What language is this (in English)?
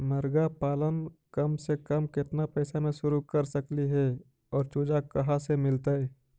Magahi